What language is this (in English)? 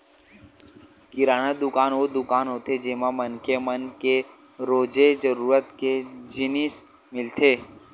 Chhattisgarhi